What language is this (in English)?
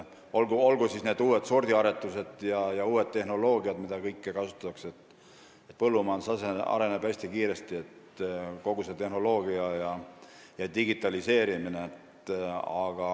Estonian